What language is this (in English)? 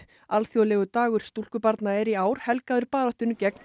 Icelandic